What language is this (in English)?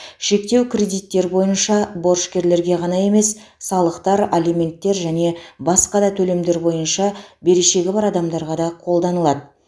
Kazakh